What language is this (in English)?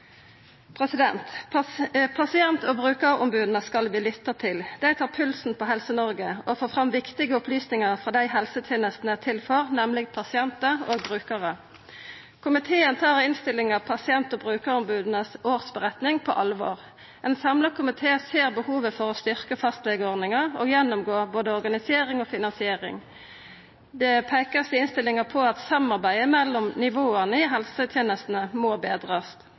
Norwegian Nynorsk